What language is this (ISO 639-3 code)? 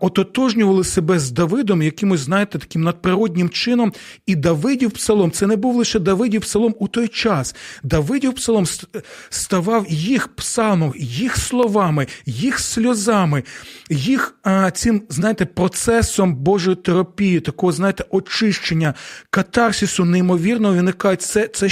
ukr